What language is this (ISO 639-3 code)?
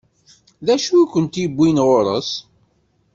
kab